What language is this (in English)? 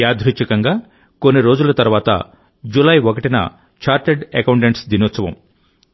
Telugu